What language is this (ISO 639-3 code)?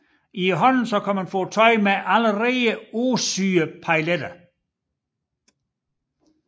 dan